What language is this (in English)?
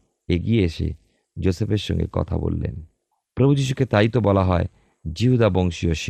Bangla